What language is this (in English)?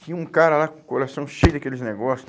Portuguese